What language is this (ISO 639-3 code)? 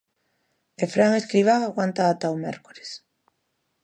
glg